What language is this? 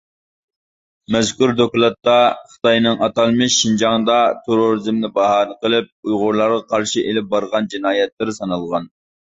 Uyghur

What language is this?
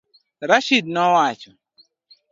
Luo (Kenya and Tanzania)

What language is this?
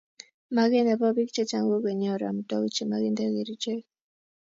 Kalenjin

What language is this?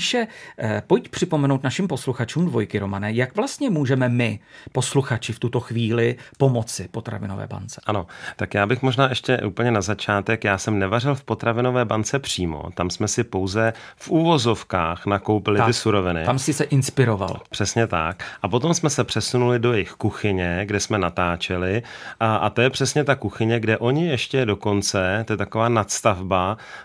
Czech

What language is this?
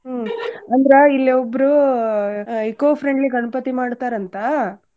Kannada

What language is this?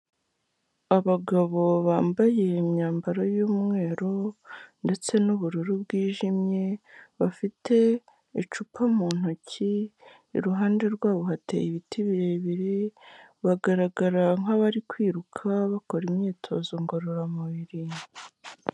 Kinyarwanda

